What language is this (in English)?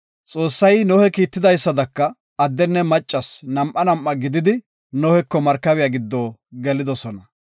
Gofa